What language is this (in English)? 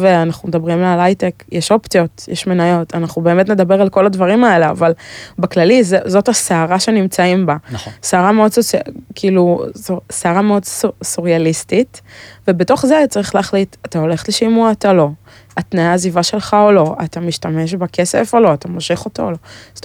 Hebrew